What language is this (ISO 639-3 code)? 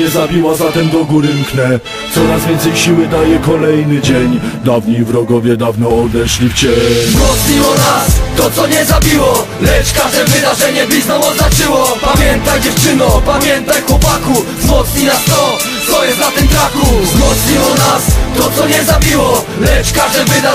pol